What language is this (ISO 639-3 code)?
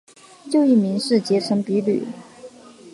zho